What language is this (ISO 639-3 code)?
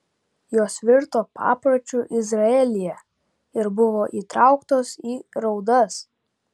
lit